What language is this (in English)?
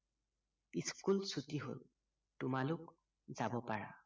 Assamese